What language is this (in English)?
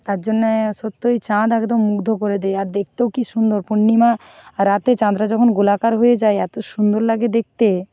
Bangla